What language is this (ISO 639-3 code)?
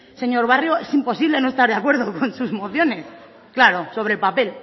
spa